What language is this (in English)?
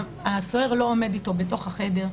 Hebrew